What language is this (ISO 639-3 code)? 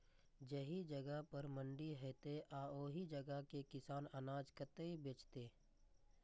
mai